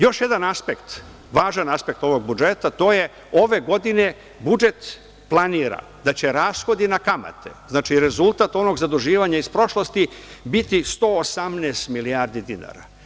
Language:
Serbian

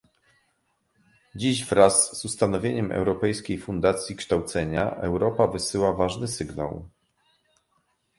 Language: Polish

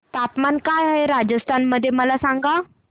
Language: Marathi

